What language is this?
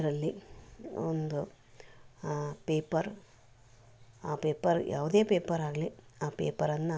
Kannada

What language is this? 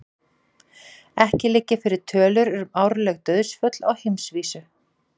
Icelandic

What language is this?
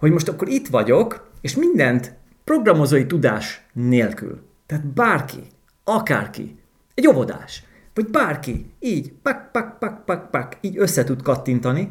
Hungarian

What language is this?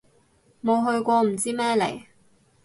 Cantonese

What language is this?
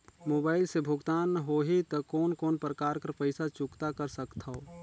Chhattisgarhi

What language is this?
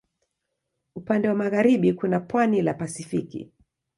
Swahili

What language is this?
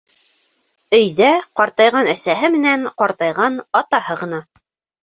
Bashkir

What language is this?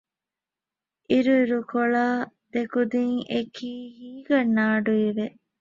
Divehi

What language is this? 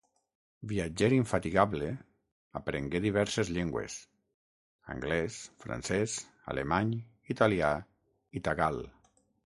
Catalan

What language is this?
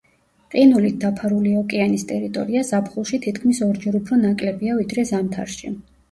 Georgian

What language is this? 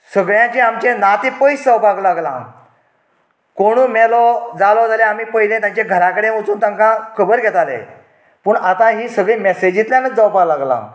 Konkani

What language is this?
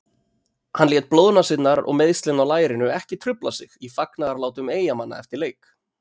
Icelandic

